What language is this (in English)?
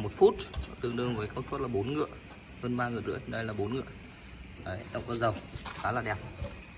Vietnamese